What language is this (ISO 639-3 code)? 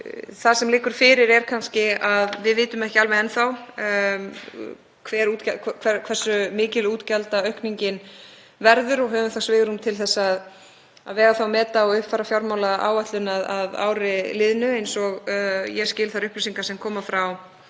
isl